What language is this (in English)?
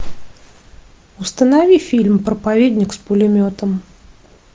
Russian